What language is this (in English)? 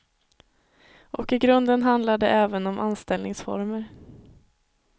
Swedish